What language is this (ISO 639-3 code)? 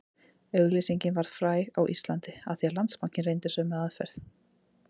isl